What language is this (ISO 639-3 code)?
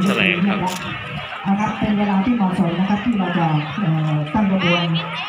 tha